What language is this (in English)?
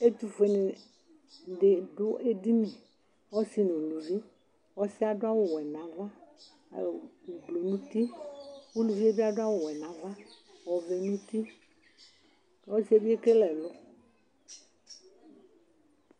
Ikposo